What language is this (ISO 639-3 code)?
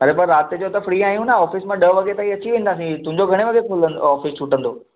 snd